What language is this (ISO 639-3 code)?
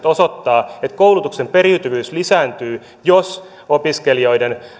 fin